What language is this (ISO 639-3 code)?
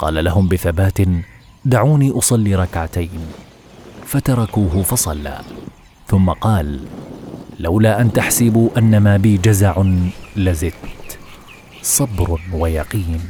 ara